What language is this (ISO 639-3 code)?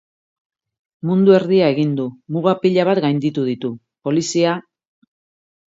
eus